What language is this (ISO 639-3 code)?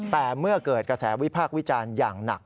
tha